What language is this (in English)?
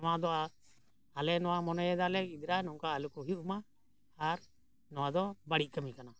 Santali